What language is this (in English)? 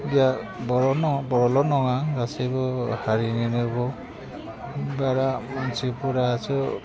Bodo